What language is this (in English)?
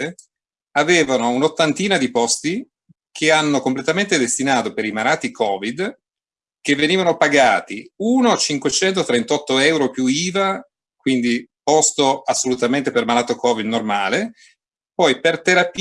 Italian